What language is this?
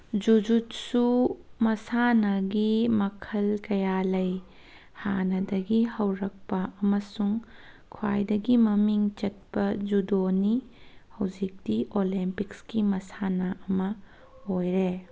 Manipuri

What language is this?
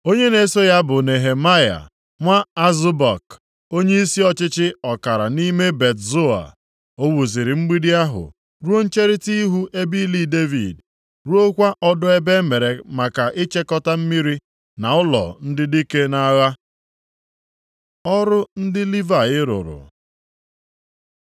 Igbo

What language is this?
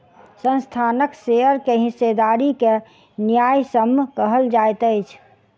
Maithili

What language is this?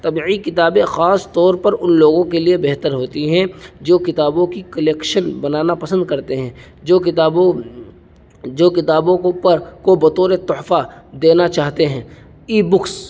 Urdu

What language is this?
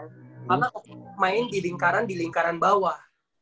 Indonesian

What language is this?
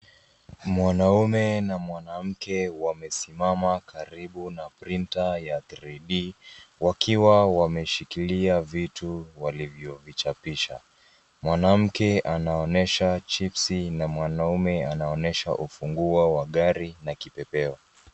Swahili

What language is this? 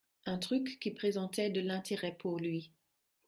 French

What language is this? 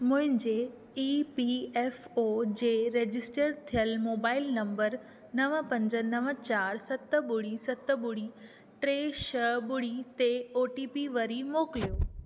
Sindhi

